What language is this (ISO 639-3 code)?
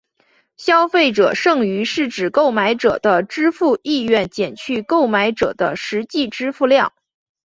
zho